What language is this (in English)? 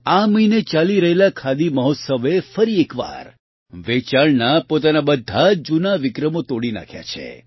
Gujarati